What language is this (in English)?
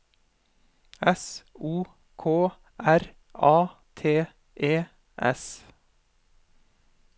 Norwegian